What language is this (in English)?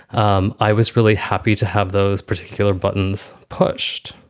English